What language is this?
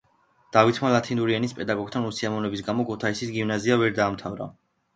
Georgian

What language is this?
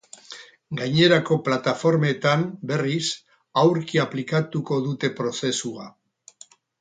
Basque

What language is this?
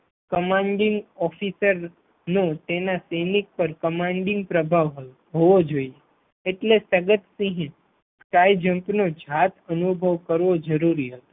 Gujarati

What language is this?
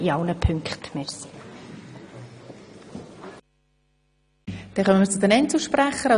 Swiss German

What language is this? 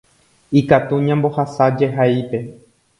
Guarani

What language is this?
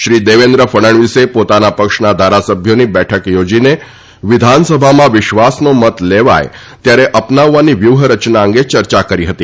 Gujarati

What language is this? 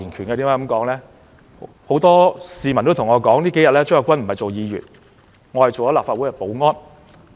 Cantonese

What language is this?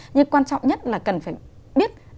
Vietnamese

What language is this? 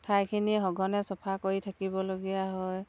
Assamese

